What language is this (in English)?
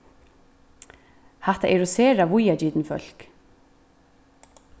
Faroese